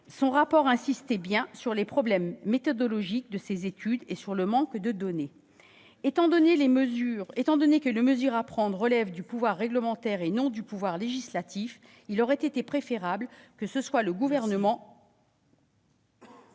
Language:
French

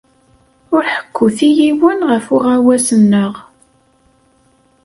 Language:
Kabyle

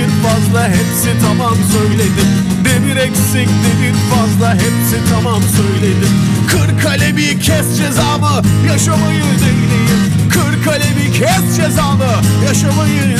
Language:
Turkish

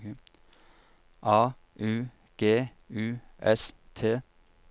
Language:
Norwegian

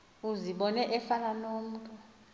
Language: Xhosa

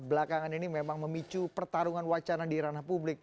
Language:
Indonesian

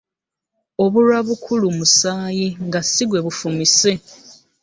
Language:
Ganda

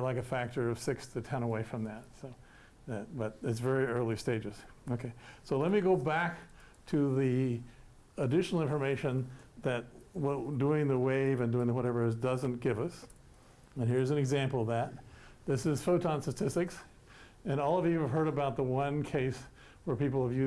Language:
English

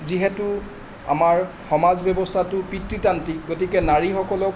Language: Assamese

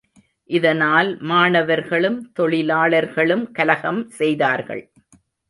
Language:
Tamil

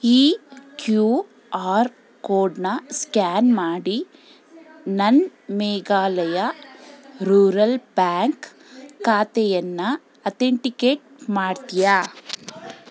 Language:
Kannada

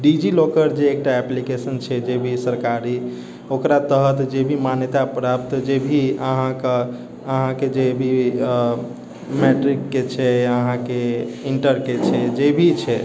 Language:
Maithili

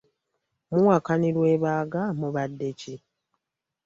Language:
Ganda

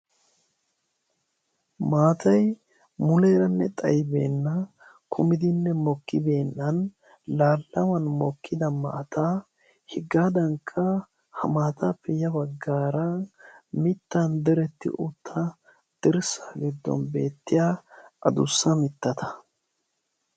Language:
Wolaytta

